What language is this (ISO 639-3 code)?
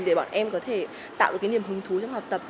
vie